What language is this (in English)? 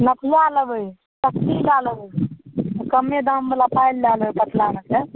Maithili